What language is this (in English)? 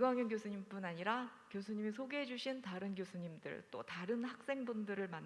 Korean